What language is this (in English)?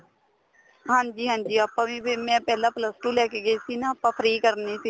Punjabi